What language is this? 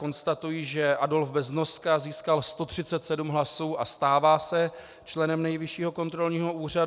Czech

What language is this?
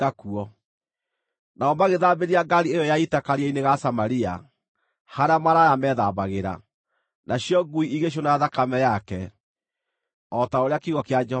Kikuyu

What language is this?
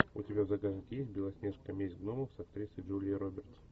Russian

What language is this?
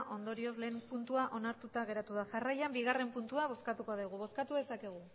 Basque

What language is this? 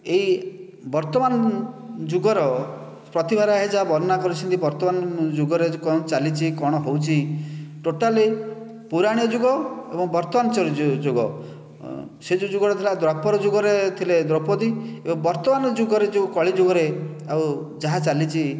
Odia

